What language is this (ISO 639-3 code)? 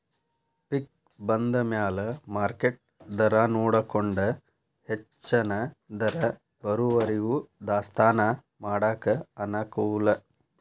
kan